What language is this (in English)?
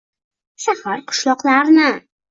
Uzbek